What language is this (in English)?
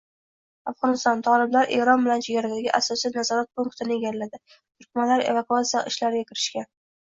Uzbek